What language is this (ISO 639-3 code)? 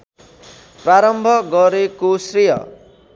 nep